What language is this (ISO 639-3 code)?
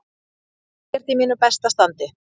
isl